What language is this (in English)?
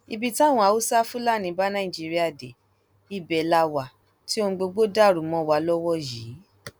Yoruba